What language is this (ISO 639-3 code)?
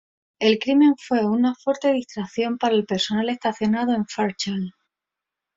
spa